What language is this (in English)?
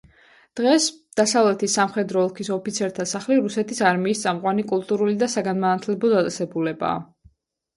Georgian